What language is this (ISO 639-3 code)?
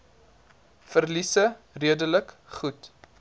afr